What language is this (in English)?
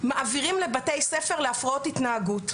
Hebrew